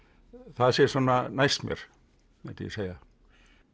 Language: Icelandic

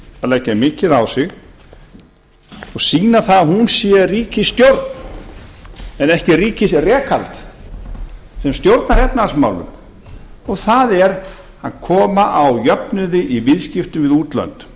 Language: Icelandic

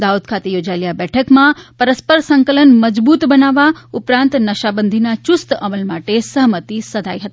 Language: Gujarati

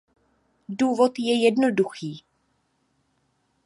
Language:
Czech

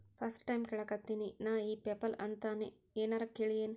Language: Kannada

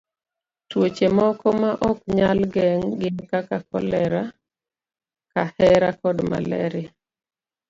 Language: Luo (Kenya and Tanzania)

